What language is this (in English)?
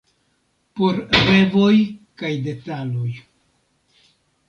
Esperanto